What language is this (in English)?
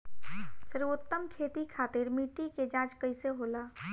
Bhojpuri